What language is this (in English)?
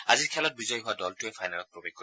Assamese